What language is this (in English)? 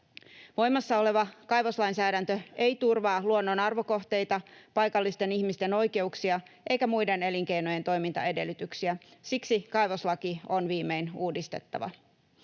Finnish